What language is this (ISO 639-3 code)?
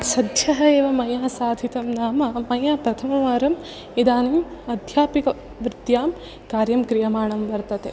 san